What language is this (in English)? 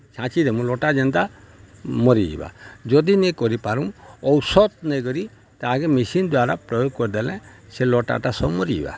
Odia